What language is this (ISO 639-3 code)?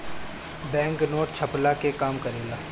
bho